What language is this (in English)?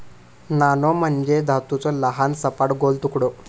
Marathi